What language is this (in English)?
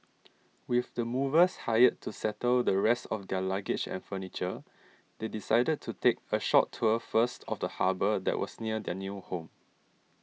English